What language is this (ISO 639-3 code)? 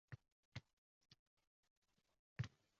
uzb